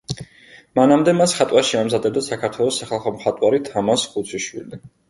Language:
Georgian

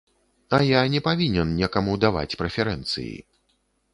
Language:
Belarusian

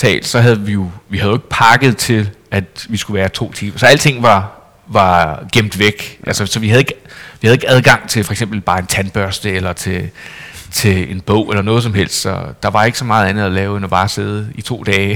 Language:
Danish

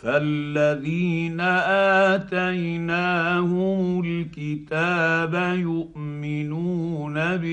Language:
Arabic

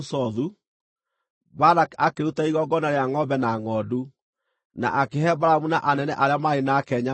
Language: Kikuyu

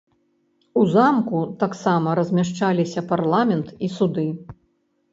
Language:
Belarusian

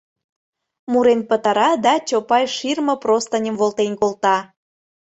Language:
Mari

